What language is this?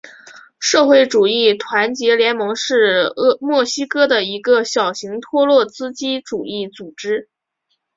Chinese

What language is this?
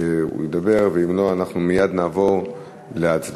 Hebrew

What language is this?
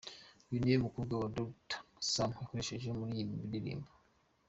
Kinyarwanda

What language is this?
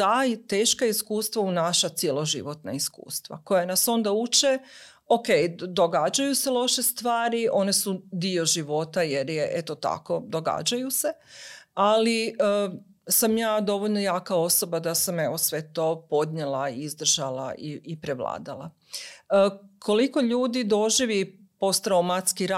Croatian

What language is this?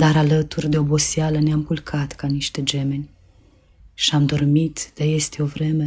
Romanian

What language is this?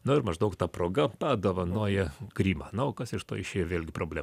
Lithuanian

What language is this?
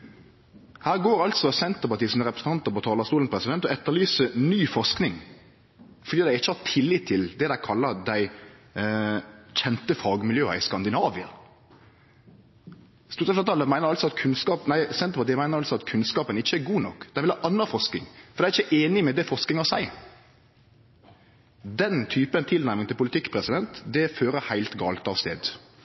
Norwegian Nynorsk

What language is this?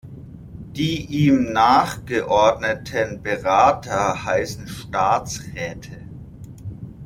German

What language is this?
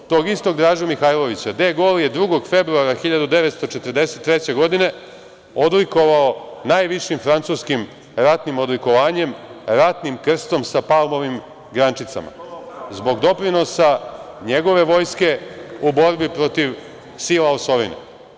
Serbian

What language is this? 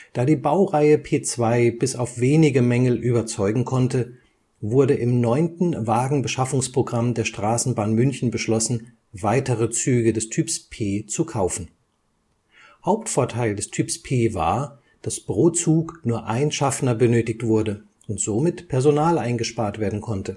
German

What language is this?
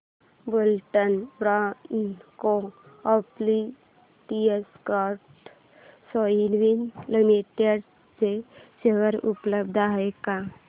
Marathi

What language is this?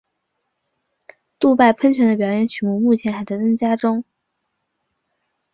Chinese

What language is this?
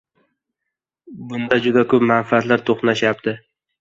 Uzbek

